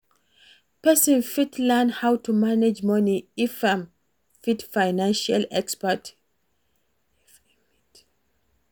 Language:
Nigerian Pidgin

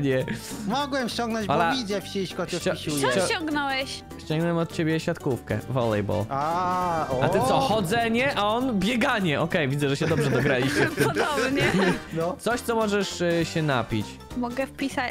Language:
Polish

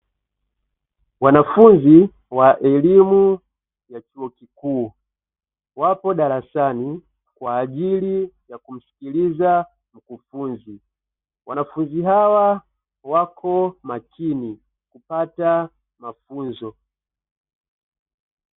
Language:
Swahili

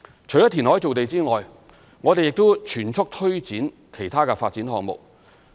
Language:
Cantonese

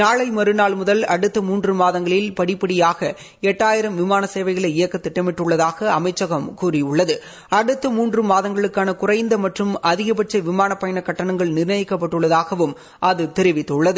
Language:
Tamil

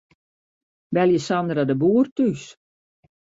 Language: Western Frisian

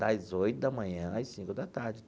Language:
Portuguese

